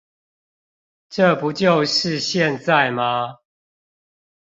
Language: Chinese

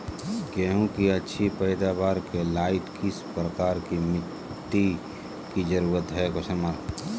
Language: Magahi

